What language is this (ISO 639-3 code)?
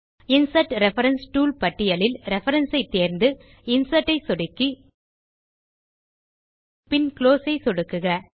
tam